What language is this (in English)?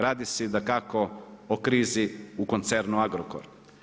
Croatian